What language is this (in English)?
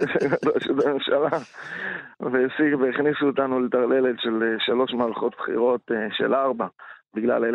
Hebrew